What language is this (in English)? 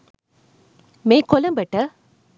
Sinhala